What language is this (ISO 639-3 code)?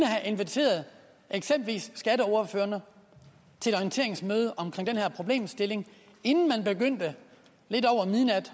dan